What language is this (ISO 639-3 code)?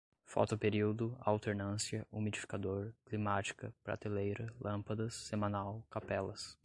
por